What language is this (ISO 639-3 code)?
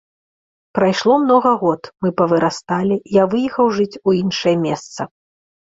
bel